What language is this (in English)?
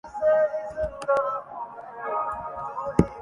Urdu